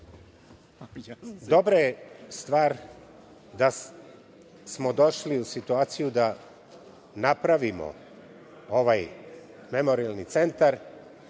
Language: Serbian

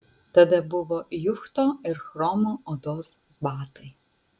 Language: Lithuanian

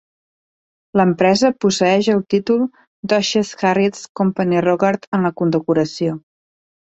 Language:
Catalan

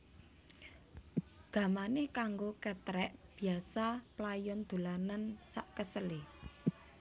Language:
Javanese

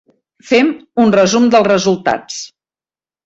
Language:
Catalan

